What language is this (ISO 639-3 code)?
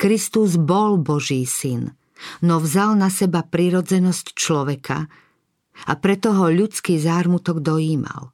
slk